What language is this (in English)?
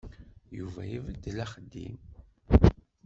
Kabyle